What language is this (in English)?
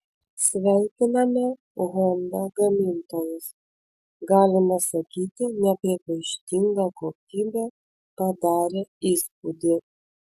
Lithuanian